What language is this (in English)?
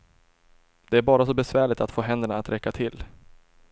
Swedish